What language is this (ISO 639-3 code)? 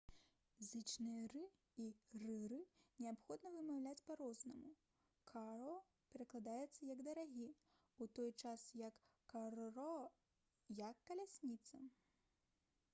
bel